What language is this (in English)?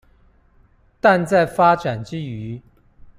Chinese